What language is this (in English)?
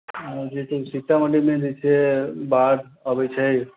Maithili